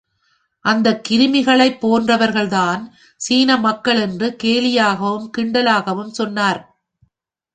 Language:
Tamil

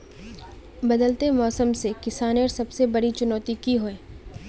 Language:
Magahi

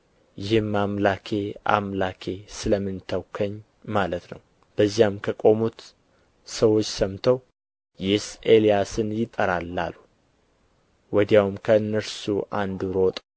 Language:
Amharic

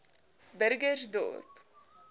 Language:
Afrikaans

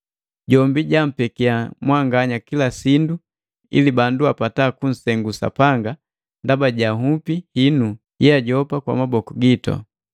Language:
Matengo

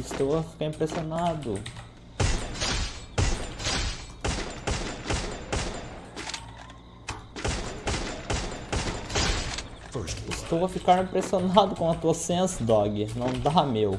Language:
Portuguese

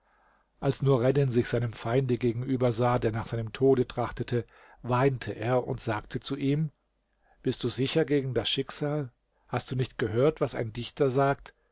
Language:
German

